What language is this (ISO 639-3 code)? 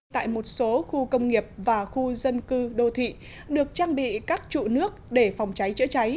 vie